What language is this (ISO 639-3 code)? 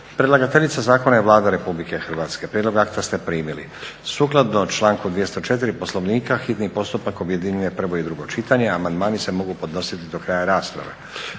hrv